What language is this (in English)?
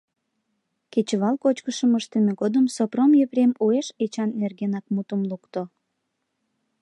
Mari